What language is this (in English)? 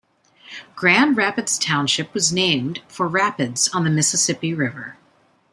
English